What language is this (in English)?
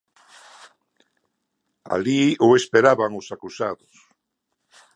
Galician